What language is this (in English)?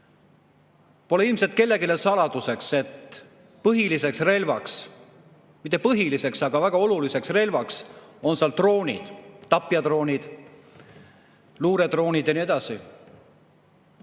Estonian